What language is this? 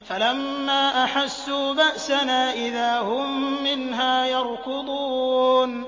Arabic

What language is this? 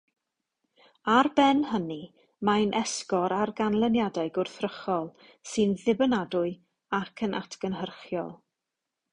Welsh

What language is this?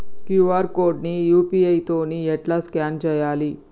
Telugu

